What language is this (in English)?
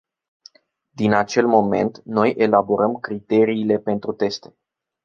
Romanian